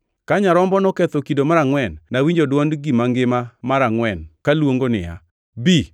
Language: Luo (Kenya and Tanzania)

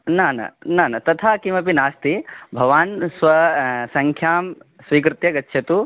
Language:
Sanskrit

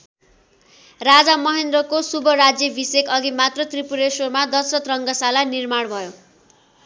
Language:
Nepali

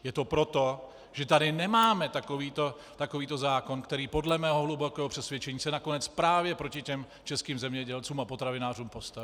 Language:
Czech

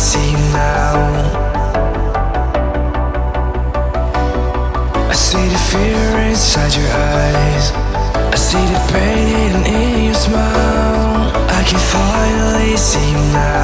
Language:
Vietnamese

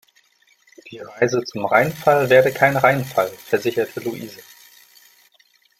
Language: German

